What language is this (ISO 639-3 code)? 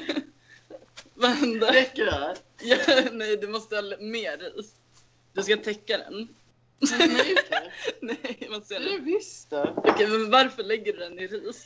swe